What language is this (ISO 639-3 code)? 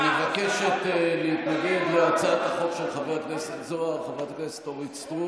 heb